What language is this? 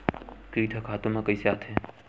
Chhattisgarhi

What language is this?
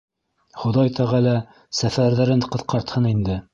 Bashkir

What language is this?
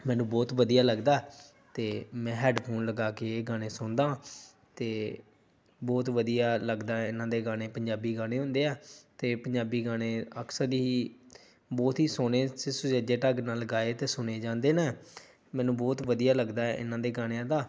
Punjabi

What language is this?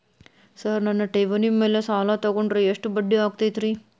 Kannada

